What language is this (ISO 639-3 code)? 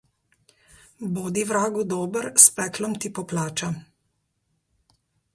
slv